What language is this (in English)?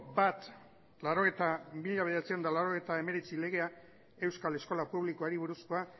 Basque